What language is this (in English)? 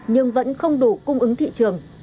Vietnamese